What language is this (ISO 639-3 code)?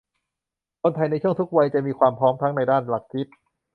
tha